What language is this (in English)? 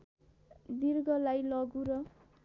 Nepali